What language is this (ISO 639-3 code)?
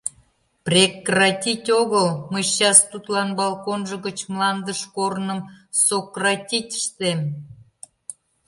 chm